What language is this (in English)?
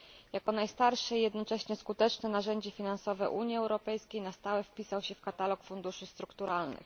Polish